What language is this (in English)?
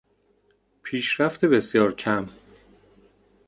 Persian